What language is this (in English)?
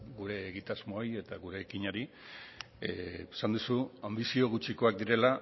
Basque